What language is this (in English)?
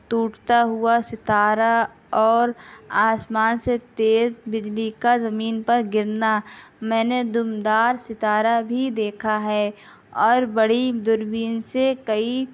Urdu